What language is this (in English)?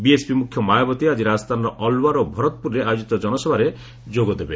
Odia